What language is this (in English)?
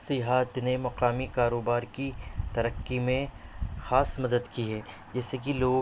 Urdu